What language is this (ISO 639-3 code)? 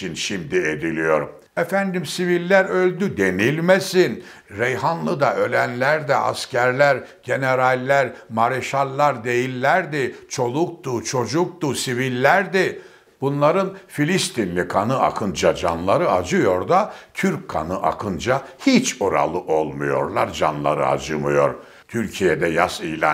tur